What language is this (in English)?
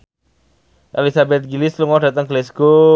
Javanese